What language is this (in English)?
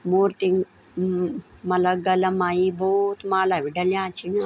Garhwali